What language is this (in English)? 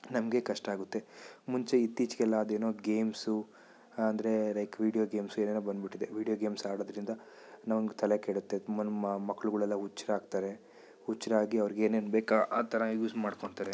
Kannada